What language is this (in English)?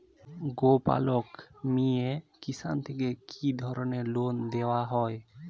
Bangla